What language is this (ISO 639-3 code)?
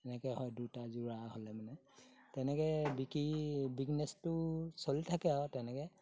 asm